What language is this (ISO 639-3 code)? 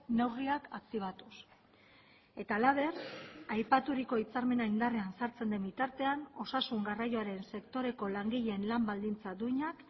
eus